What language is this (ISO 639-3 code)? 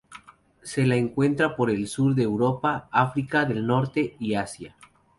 spa